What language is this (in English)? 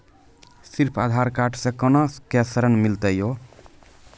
Maithili